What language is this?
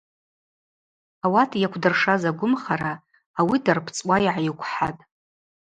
Abaza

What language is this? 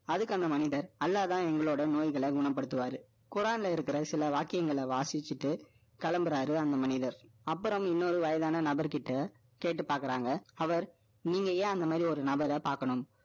Tamil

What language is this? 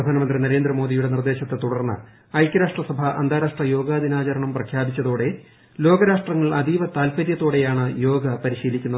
Malayalam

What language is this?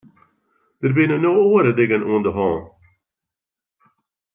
Western Frisian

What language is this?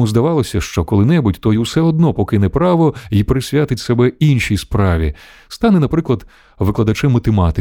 Ukrainian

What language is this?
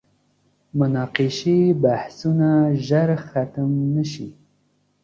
Pashto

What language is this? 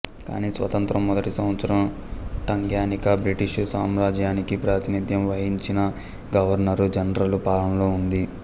Telugu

